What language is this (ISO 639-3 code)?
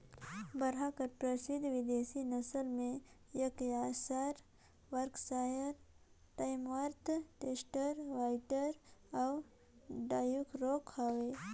hne